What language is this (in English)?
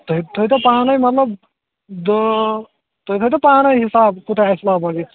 Kashmiri